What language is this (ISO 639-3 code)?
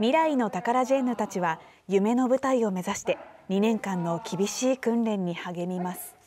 jpn